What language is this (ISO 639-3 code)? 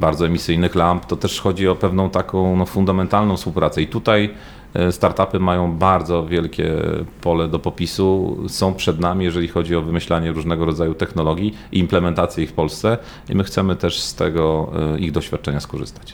pol